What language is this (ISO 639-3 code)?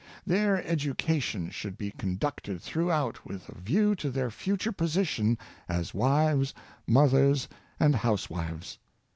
eng